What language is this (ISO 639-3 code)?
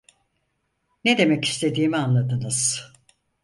tur